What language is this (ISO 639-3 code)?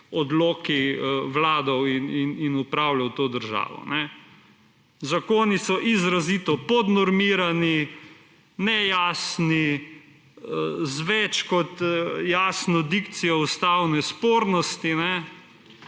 slv